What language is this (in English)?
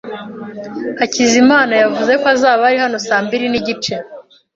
Kinyarwanda